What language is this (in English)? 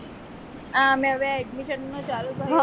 Gujarati